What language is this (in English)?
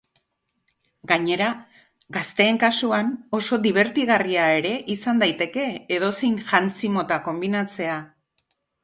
Basque